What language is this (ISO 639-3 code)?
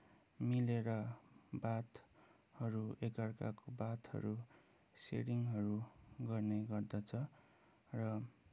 nep